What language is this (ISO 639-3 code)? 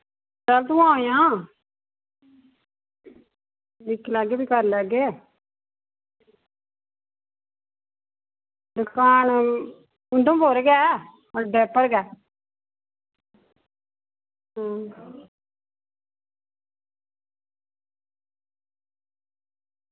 doi